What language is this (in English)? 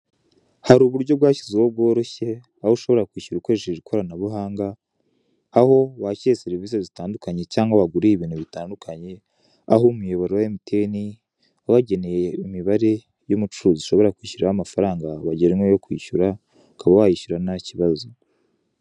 Kinyarwanda